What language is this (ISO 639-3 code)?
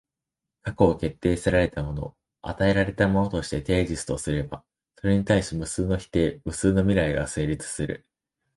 jpn